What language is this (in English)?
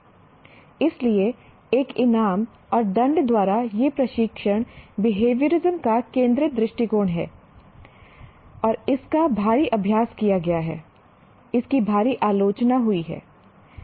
Hindi